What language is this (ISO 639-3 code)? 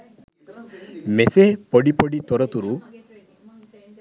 sin